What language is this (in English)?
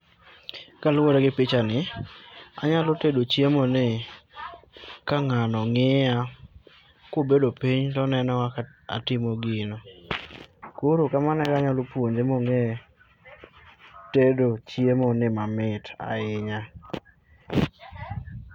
Luo (Kenya and Tanzania)